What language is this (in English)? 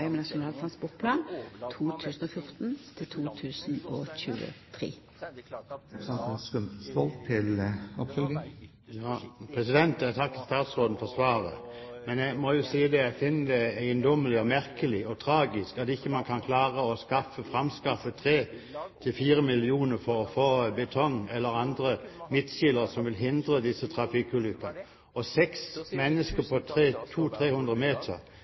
Norwegian